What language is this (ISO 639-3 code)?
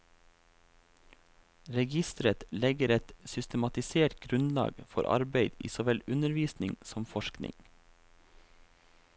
nor